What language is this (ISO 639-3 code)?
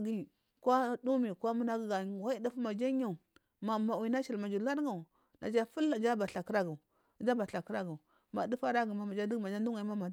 mfm